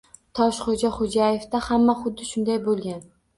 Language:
Uzbek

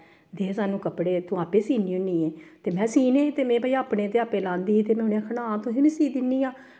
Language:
Dogri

